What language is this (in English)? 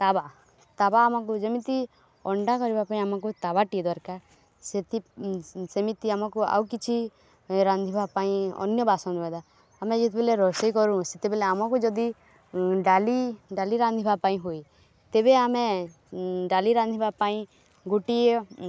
Odia